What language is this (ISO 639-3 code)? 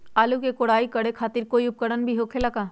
mag